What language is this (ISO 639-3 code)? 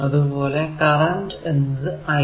mal